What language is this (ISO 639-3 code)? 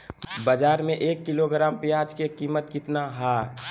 mag